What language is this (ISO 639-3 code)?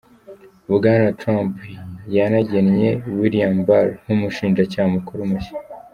kin